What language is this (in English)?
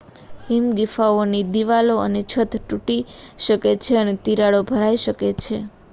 Gujarati